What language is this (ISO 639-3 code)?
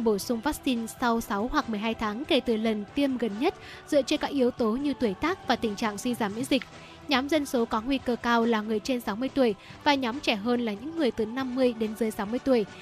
vie